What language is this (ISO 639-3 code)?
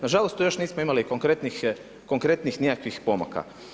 hrv